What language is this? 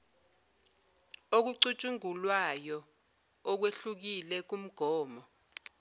Zulu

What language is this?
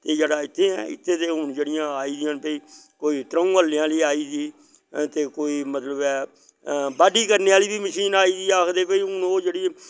Dogri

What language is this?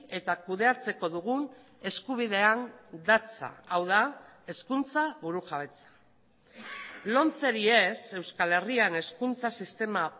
Basque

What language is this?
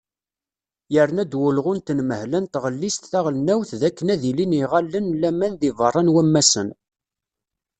Kabyle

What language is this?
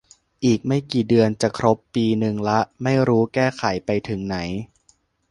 Thai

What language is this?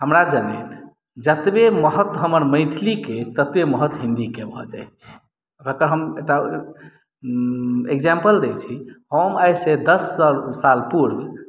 Maithili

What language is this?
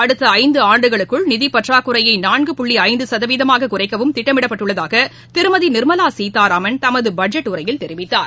Tamil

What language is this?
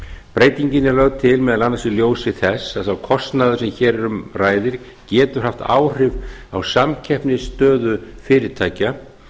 Icelandic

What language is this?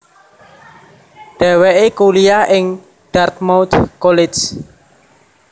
Javanese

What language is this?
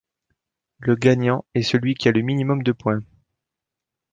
French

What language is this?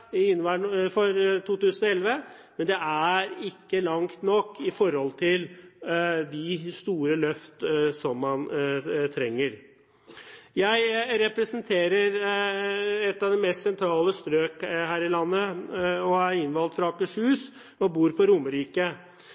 Norwegian Bokmål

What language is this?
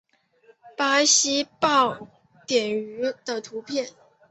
Chinese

